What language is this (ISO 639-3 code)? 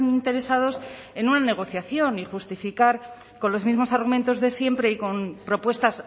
spa